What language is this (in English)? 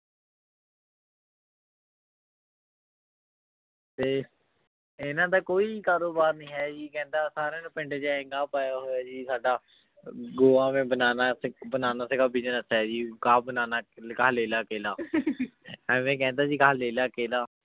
Punjabi